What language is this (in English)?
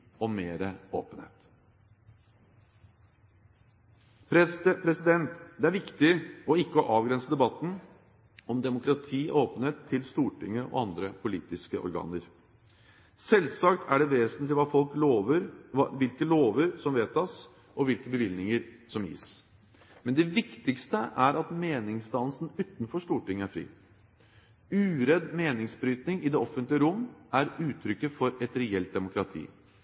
Norwegian Bokmål